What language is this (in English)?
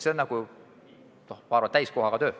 Estonian